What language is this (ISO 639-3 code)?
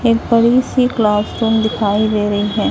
hin